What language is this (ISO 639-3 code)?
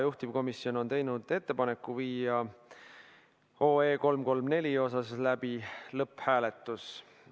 est